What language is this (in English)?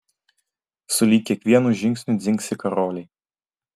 Lithuanian